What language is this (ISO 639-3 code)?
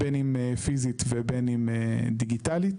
heb